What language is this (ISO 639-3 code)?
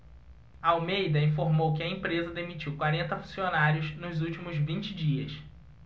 por